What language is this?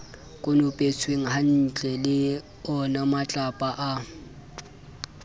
Southern Sotho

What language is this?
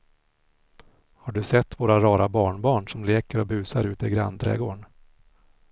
Swedish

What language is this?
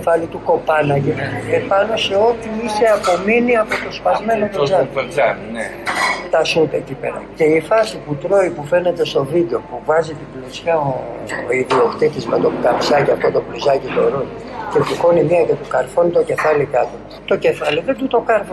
Greek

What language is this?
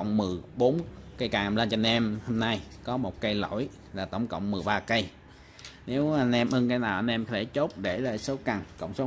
Vietnamese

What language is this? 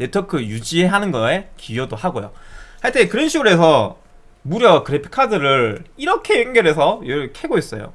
Korean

